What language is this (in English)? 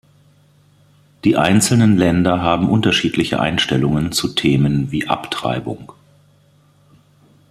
German